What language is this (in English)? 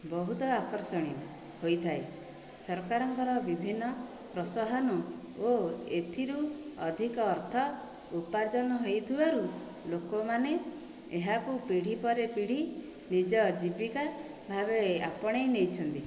Odia